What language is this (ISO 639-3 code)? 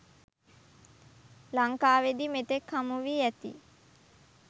sin